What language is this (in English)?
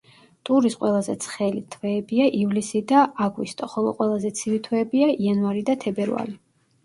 Georgian